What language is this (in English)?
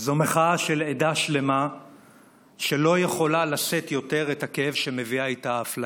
Hebrew